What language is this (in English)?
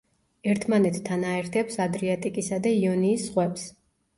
Georgian